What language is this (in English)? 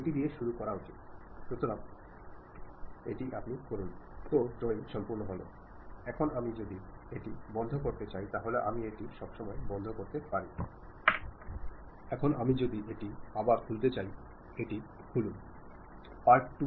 Malayalam